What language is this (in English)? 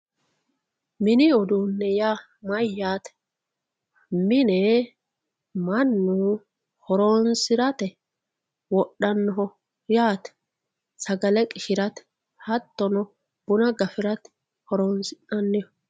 Sidamo